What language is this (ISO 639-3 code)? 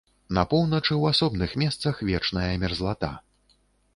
bel